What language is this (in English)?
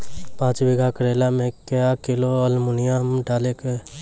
Maithili